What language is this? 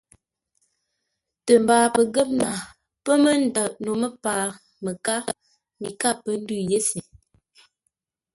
Ngombale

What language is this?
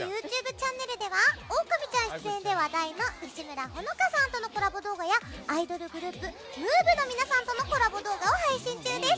Japanese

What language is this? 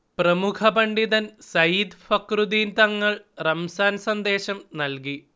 Malayalam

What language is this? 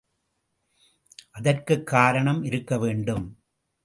Tamil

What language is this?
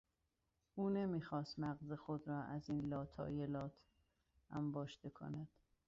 Persian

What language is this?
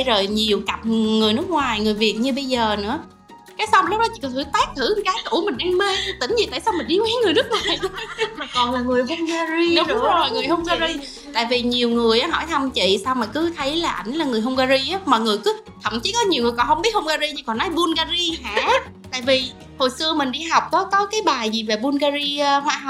Vietnamese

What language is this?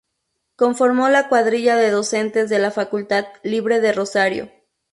Spanish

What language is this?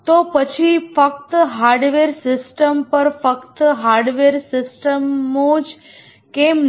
Gujarati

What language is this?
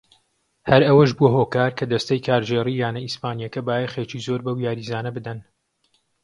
Central Kurdish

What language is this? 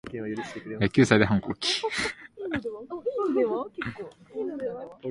Japanese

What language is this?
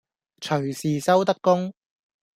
Cantonese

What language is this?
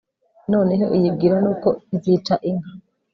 Kinyarwanda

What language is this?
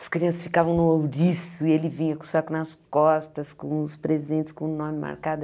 Portuguese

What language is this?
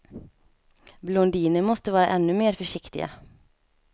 Swedish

